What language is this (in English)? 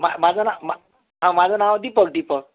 Marathi